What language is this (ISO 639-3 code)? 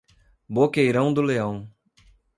por